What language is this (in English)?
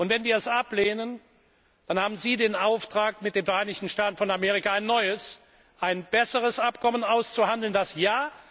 German